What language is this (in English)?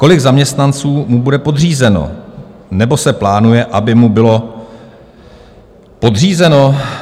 Czech